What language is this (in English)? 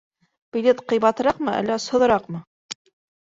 Bashkir